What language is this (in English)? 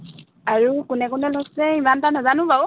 Assamese